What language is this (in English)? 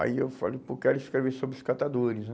Portuguese